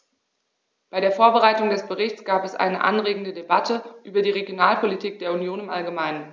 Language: German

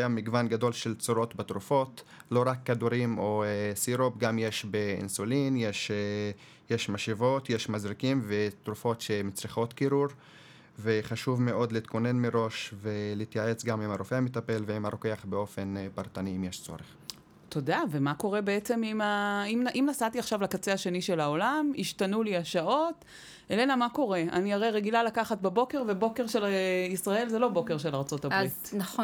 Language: Hebrew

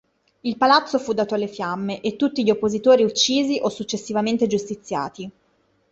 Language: Italian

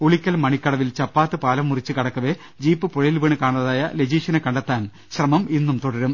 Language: Malayalam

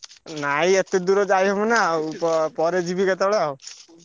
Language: Odia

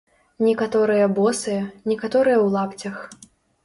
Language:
Belarusian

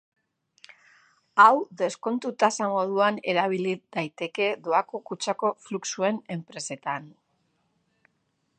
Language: Basque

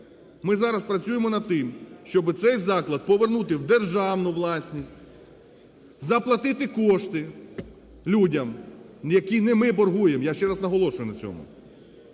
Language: Ukrainian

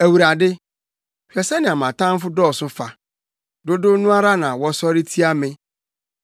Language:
Akan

